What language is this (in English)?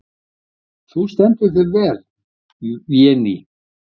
Icelandic